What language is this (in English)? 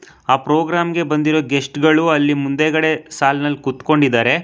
Kannada